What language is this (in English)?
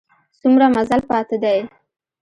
Pashto